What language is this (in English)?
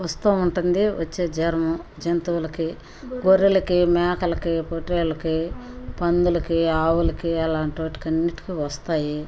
Telugu